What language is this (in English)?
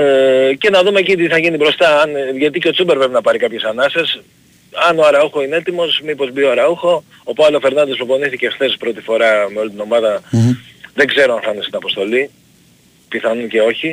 Greek